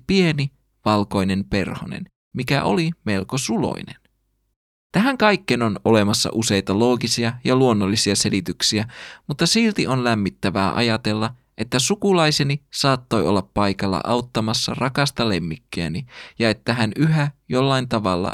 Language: Finnish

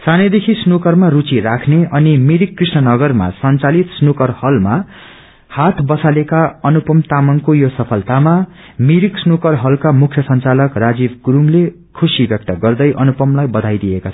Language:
Nepali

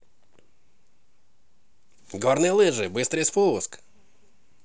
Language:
Russian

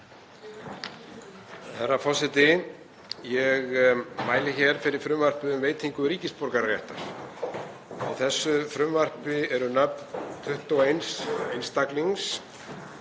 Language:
Icelandic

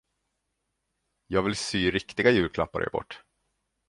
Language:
Swedish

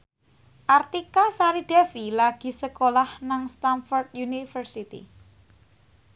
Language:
Javanese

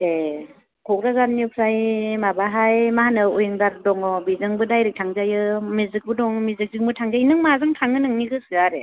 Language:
Bodo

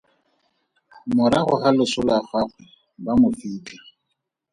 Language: Tswana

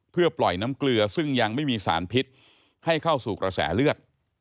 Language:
Thai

